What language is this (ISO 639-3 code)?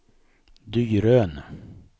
swe